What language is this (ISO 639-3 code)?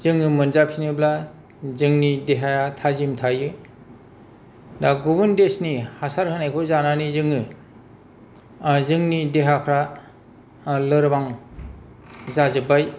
brx